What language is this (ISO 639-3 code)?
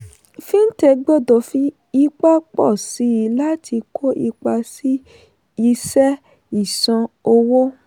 yor